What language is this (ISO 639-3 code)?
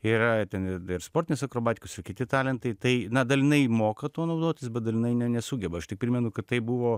lit